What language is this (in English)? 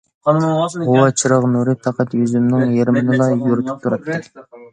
Uyghur